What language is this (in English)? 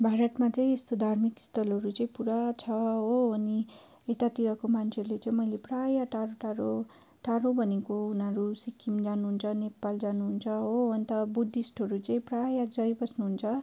Nepali